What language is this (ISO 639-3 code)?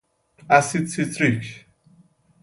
fas